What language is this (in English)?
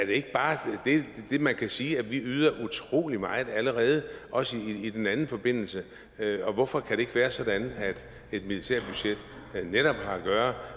Danish